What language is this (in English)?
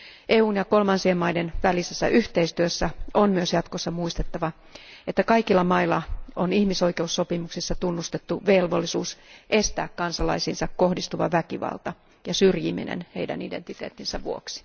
Finnish